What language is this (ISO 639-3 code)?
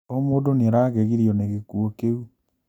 kik